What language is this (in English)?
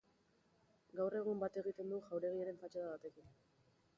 Basque